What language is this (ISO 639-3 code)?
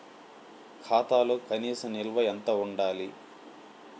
tel